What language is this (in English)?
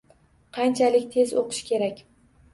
Uzbek